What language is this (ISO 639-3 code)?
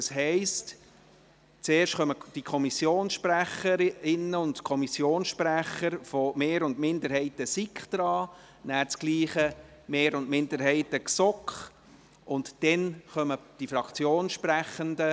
gsw